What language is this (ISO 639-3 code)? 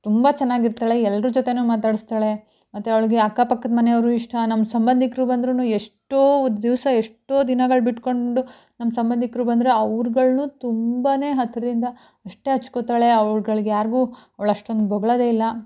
kan